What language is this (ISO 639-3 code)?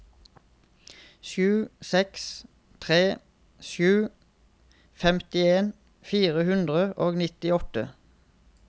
nor